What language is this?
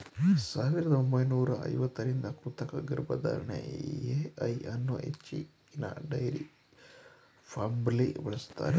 Kannada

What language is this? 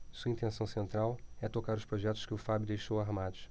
Portuguese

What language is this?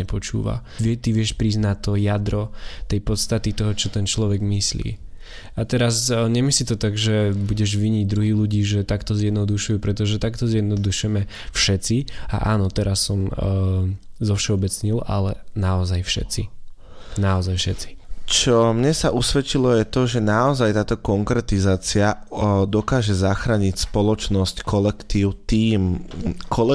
Slovak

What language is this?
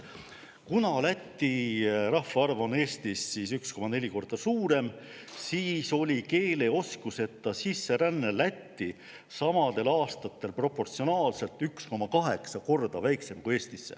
Estonian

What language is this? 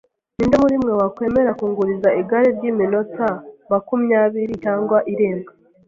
Kinyarwanda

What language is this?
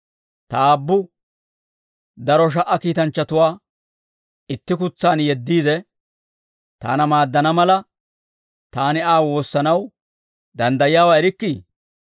Dawro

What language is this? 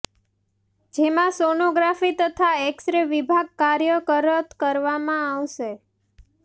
Gujarati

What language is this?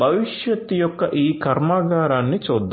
Telugu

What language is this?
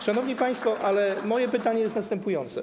Polish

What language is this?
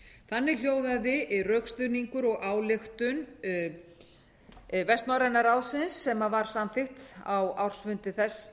Icelandic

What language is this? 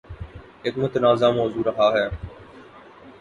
Urdu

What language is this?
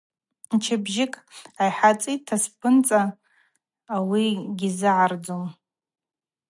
Abaza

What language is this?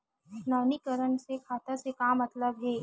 Chhattisgarhi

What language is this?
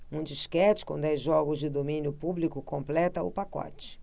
Portuguese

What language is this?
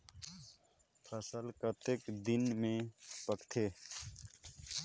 Chhattisgarhi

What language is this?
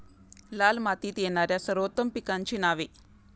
Marathi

